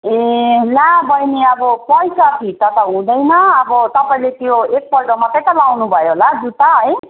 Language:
Nepali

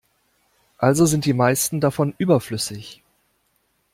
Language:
German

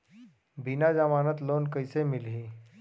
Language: Chhattisgarhi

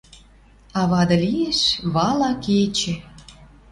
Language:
Western Mari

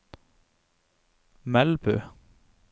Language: Norwegian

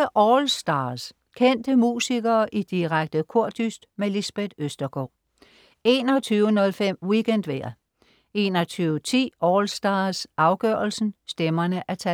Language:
Danish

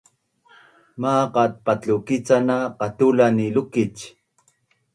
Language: Bunun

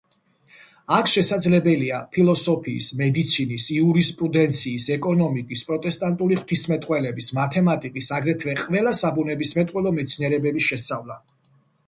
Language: Georgian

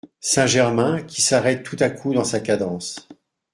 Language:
French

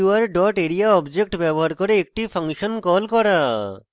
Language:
Bangla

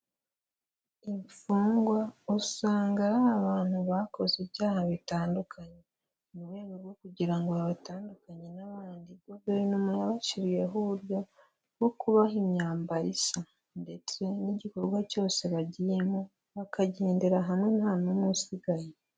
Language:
Kinyarwanda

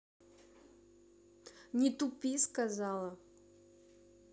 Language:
Russian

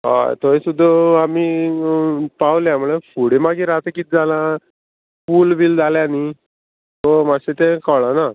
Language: Konkani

